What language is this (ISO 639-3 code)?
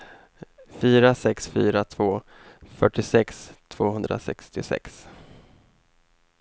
swe